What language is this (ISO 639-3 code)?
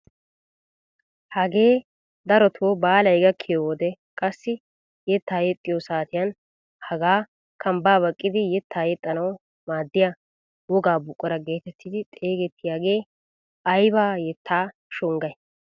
wal